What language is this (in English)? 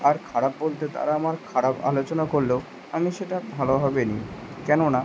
Bangla